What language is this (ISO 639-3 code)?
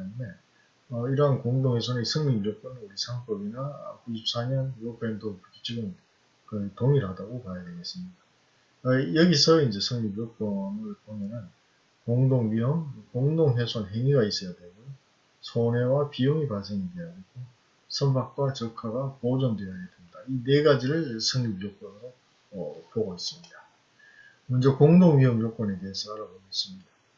kor